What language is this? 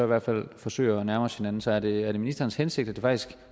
Danish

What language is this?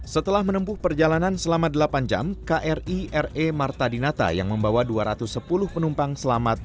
Indonesian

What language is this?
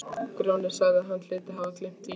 Icelandic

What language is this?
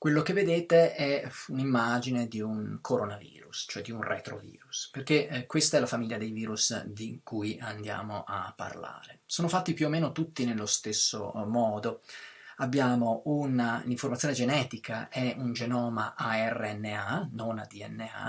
Italian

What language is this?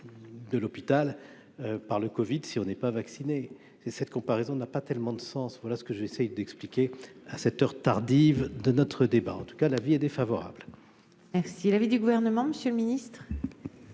French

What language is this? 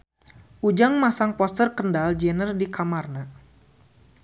Sundanese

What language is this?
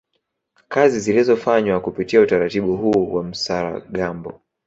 Swahili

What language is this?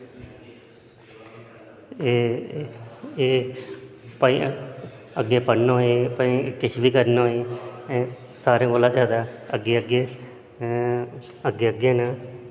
Dogri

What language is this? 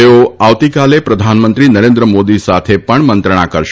Gujarati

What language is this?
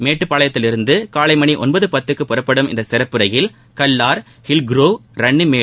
Tamil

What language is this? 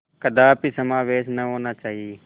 Hindi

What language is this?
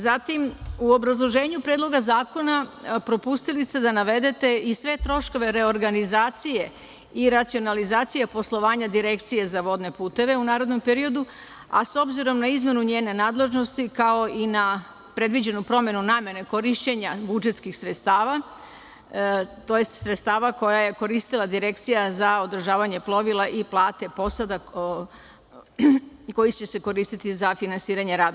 Serbian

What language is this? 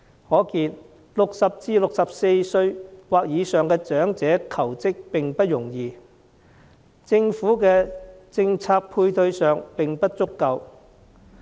Cantonese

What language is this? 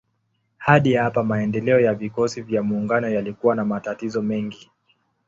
Swahili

